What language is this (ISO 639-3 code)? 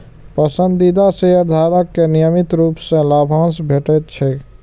mai